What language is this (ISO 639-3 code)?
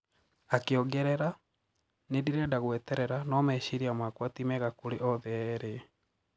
kik